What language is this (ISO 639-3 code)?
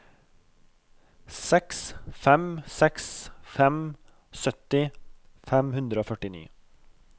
nor